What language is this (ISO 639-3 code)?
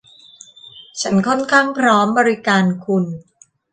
tha